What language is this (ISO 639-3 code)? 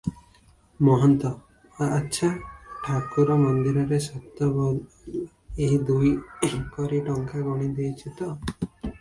ori